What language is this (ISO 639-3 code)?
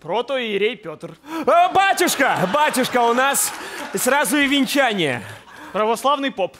rus